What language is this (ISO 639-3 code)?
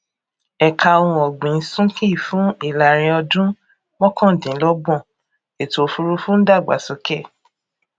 yor